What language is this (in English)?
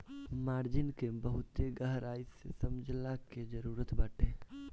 Bhojpuri